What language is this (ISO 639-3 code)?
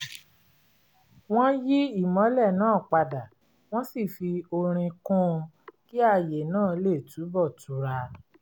yor